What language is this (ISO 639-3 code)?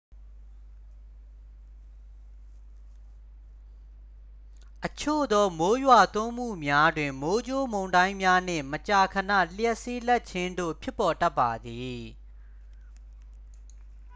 mya